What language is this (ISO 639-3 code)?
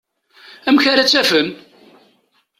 kab